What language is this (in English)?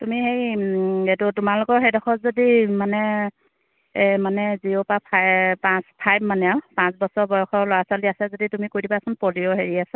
Assamese